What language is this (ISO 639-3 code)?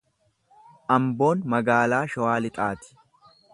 orm